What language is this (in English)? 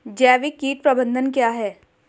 Hindi